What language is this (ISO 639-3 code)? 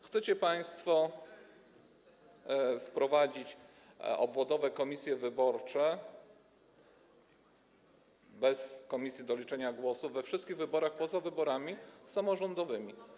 pol